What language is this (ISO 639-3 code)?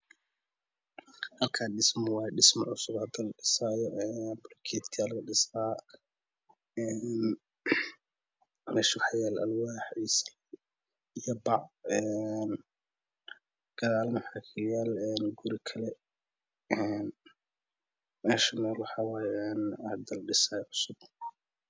som